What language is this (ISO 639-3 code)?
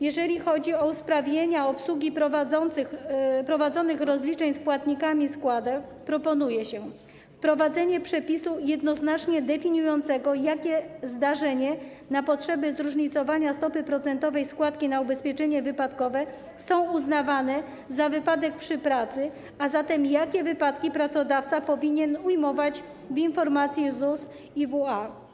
pol